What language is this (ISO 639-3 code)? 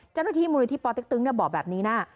tha